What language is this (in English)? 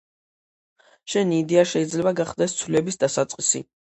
Georgian